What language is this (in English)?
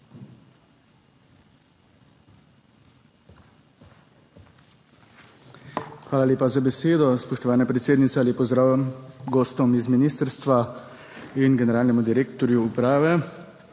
Slovenian